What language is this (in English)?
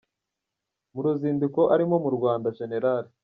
Kinyarwanda